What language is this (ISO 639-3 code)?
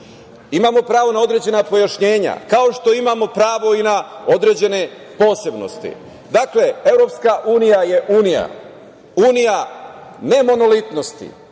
srp